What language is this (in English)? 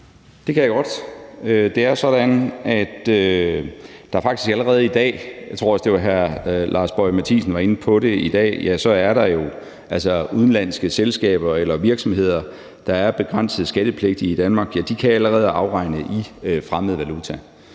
Danish